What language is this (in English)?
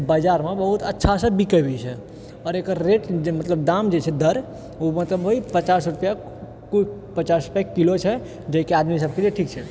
Maithili